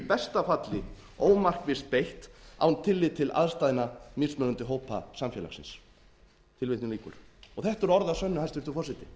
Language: Icelandic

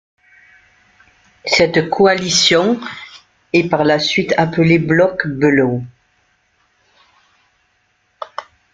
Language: French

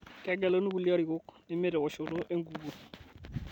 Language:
Masai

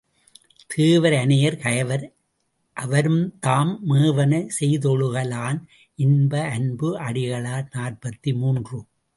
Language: Tamil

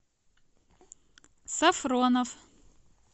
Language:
Russian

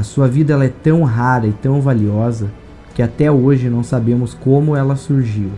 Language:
Portuguese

